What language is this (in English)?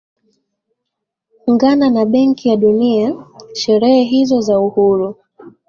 Swahili